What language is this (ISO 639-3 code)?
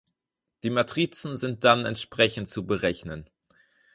deu